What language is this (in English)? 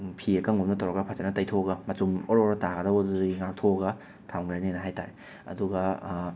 Manipuri